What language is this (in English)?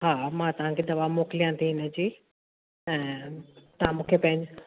Sindhi